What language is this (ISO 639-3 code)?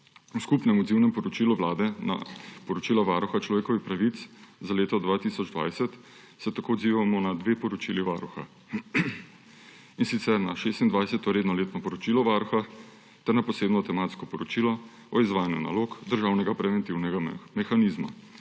slv